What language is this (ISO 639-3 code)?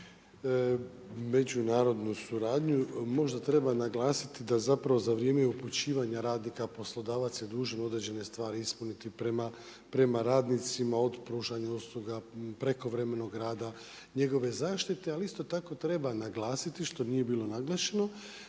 hrv